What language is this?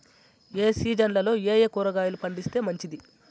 Telugu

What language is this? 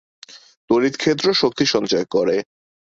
Bangla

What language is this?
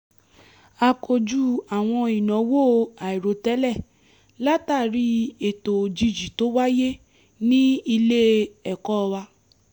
Yoruba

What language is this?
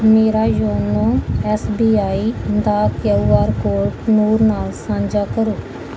Punjabi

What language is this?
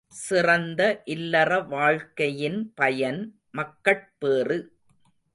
Tamil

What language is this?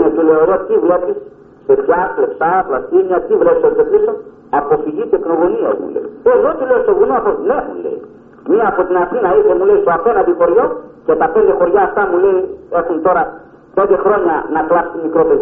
Greek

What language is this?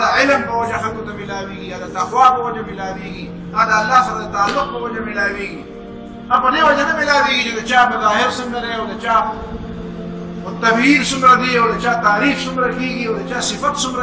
Arabic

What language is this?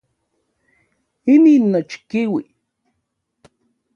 Central Puebla Nahuatl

